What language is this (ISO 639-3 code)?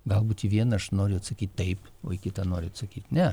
lit